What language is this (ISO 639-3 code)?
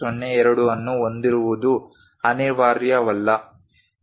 kan